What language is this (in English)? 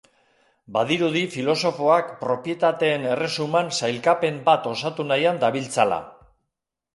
Basque